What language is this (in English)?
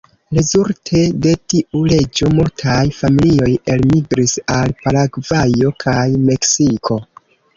Esperanto